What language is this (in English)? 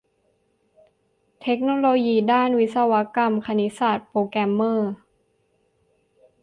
Thai